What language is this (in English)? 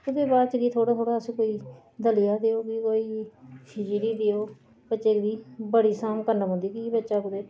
Dogri